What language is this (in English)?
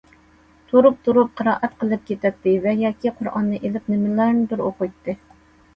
Uyghur